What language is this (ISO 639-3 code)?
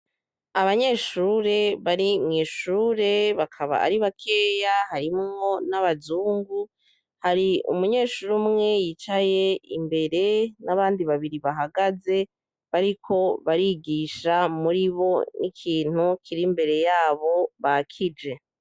run